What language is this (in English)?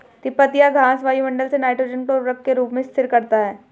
Hindi